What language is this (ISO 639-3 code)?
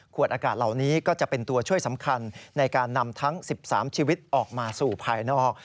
tha